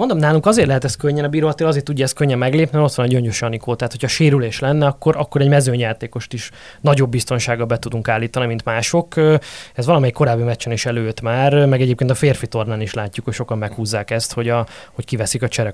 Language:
Hungarian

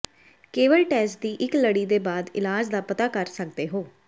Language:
Punjabi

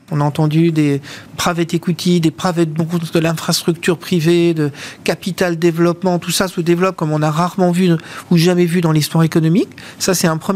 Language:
French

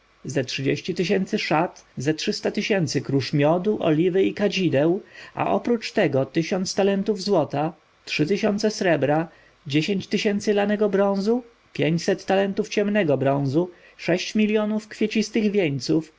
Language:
Polish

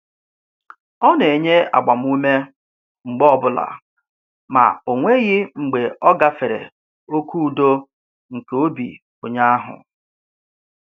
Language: Igbo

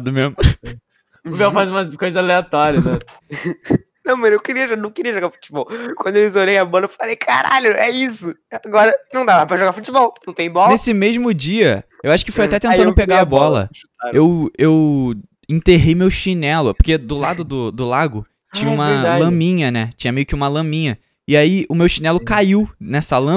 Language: Portuguese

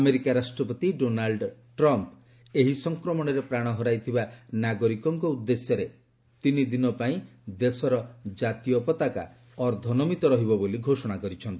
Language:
Odia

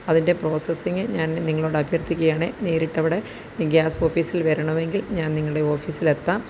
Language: Malayalam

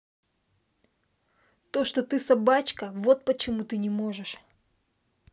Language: Russian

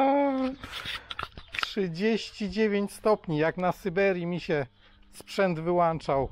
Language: Polish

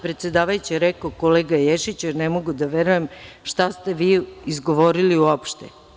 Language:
Serbian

